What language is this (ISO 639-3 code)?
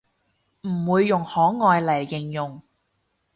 yue